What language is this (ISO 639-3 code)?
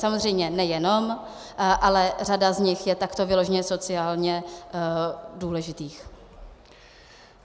ces